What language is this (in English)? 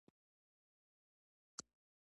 Pashto